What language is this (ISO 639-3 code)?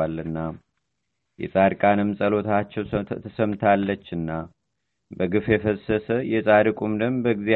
amh